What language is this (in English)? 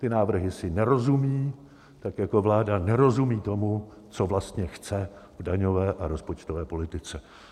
Czech